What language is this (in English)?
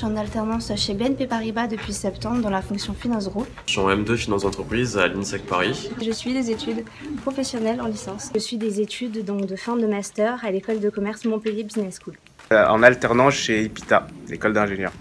French